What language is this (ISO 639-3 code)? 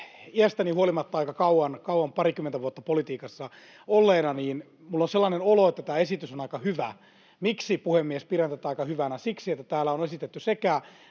fin